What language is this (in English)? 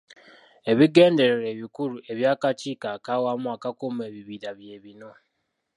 Ganda